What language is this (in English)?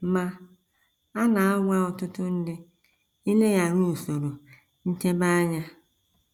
Igbo